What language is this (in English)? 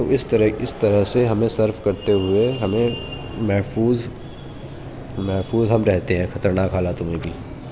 Urdu